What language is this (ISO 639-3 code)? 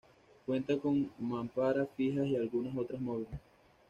spa